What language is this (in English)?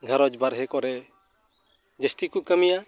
Santali